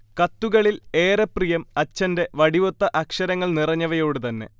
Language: Malayalam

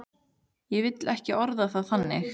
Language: Icelandic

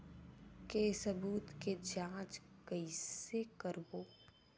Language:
Chhattisgarhi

